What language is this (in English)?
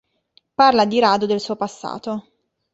Italian